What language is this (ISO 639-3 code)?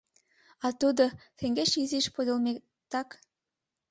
chm